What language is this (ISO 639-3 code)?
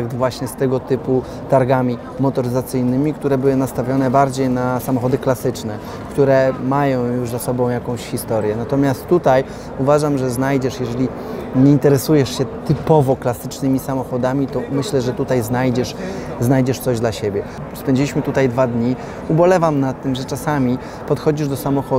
pol